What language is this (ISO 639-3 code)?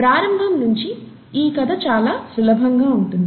tel